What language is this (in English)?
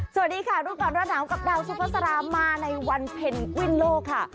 Thai